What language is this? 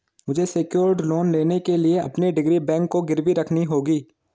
Hindi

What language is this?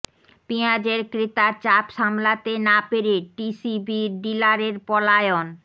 Bangla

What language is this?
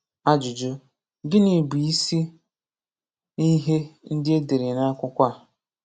Igbo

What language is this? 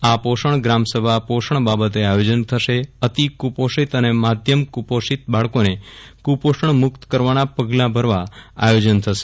Gujarati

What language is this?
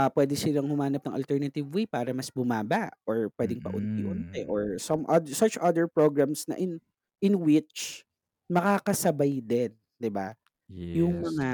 Filipino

